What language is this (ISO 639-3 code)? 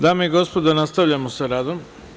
srp